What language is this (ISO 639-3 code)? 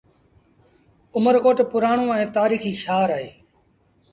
sbn